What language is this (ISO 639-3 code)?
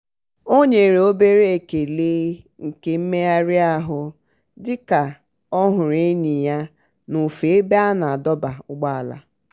ibo